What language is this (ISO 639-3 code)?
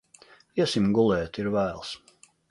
lav